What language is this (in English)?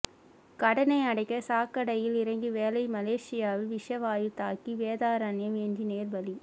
Tamil